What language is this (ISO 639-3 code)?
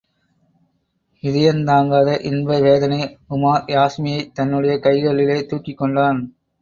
tam